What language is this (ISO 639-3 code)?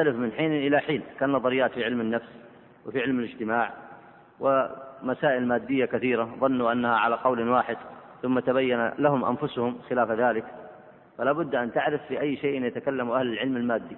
ara